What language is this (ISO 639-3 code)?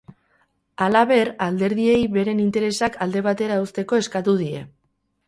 eus